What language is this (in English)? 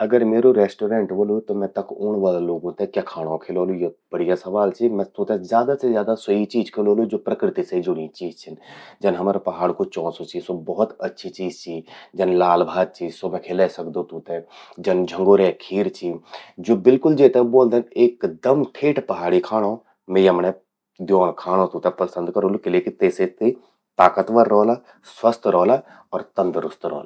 Garhwali